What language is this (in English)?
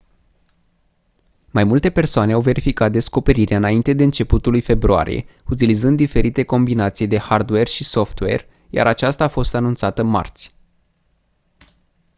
Romanian